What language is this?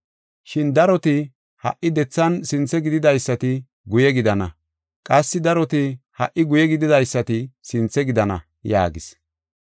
Gofa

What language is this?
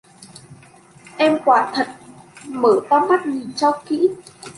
Vietnamese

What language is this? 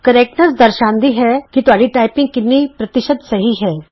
Punjabi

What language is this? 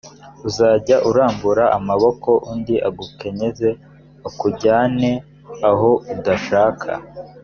Kinyarwanda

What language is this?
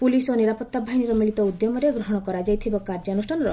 Odia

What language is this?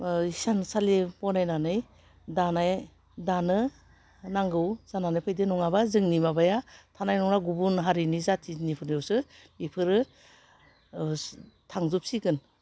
Bodo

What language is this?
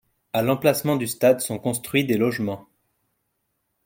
French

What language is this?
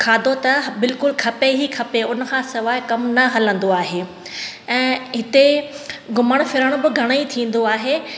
Sindhi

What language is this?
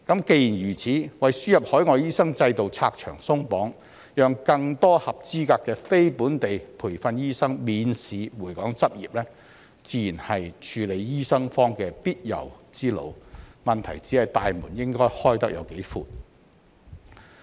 Cantonese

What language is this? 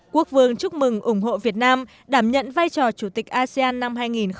Vietnamese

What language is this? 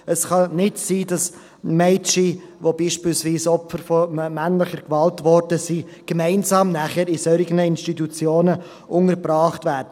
Swiss German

